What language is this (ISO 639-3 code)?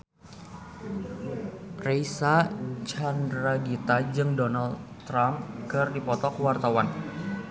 sun